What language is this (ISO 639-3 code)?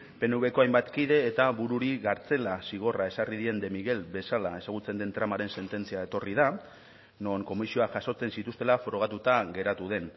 eus